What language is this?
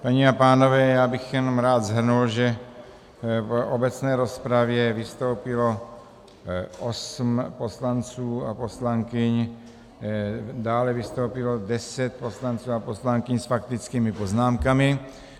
Czech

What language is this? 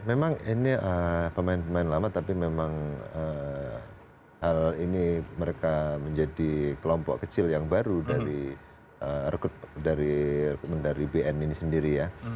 Indonesian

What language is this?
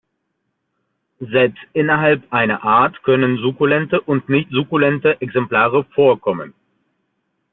German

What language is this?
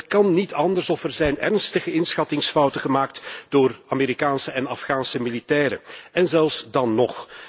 Dutch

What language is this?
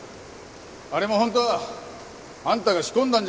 Japanese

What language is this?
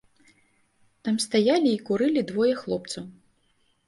Belarusian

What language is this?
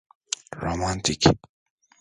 Turkish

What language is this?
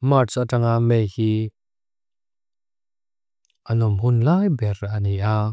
Mizo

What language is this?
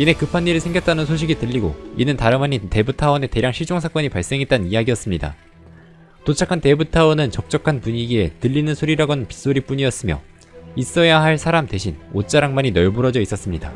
Korean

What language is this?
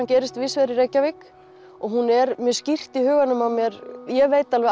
Icelandic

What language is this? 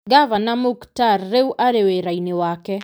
Kikuyu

